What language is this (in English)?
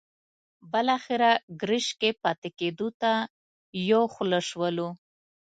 Pashto